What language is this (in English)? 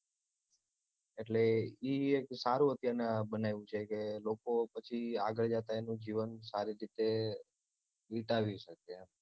Gujarati